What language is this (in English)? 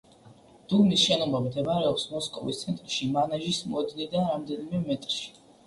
Georgian